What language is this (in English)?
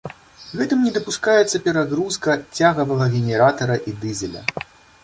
Belarusian